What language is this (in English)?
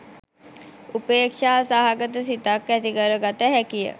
Sinhala